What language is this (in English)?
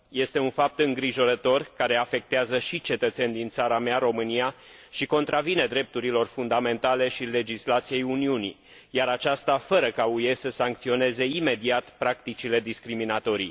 Romanian